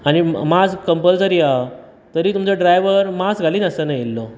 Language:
Konkani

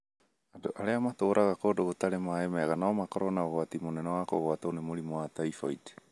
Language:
Kikuyu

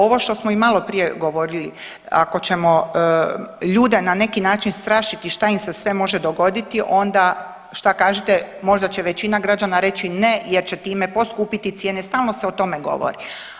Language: Croatian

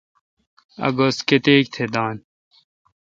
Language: Kalkoti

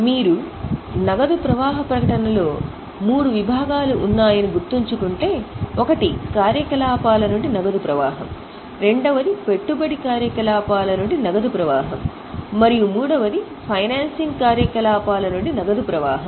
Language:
Telugu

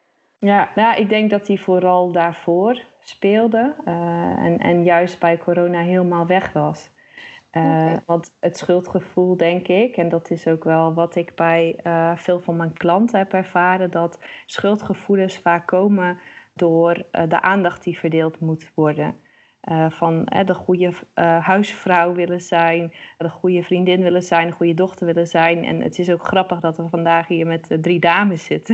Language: Dutch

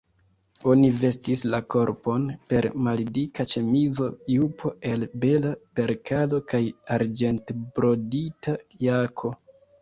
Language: Esperanto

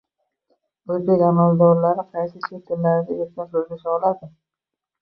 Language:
Uzbek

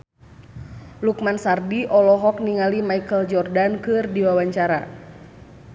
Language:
Sundanese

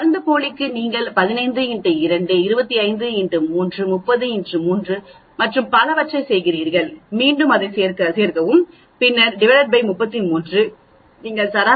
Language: Tamil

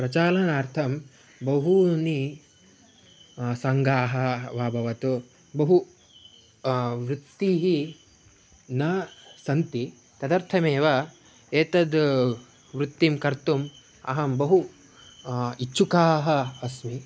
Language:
Sanskrit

